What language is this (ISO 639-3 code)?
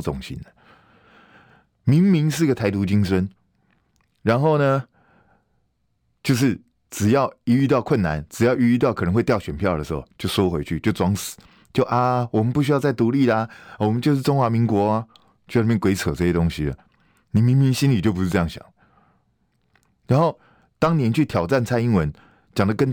zho